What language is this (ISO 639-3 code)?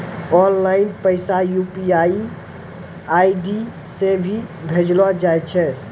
mai